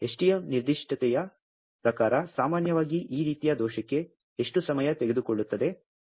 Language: Kannada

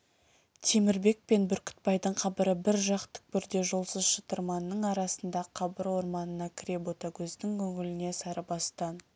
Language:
Kazakh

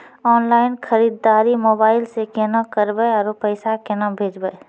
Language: Maithili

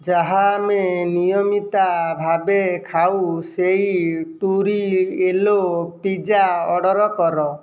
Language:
Odia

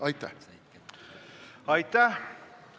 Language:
Estonian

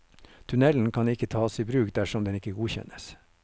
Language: Norwegian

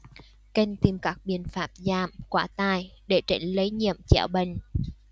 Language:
Vietnamese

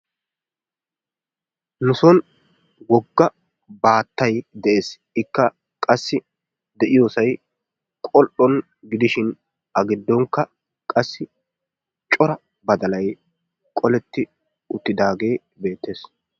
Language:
Wolaytta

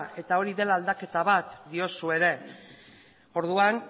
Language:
Basque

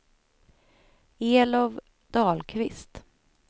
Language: Swedish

